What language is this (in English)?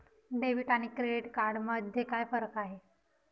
Marathi